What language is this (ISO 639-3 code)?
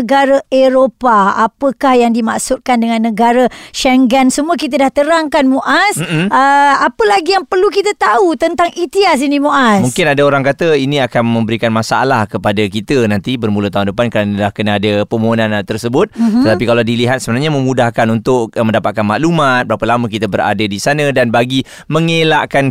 msa